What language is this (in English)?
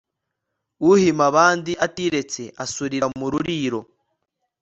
Kinyarwanda